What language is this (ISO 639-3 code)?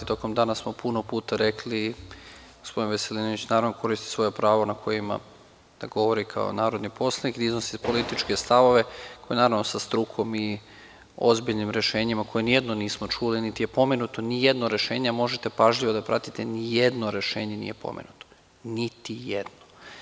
srp